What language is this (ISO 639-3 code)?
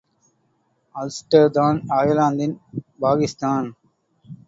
tam